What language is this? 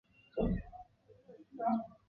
Chinese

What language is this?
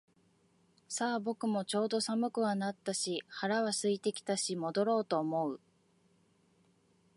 Japanese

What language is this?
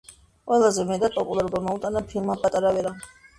Georgian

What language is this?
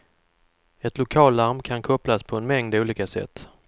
Swedish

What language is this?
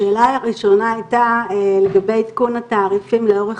Hebrew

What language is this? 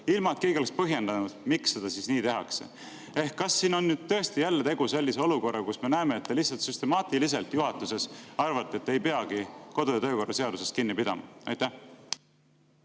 Estonian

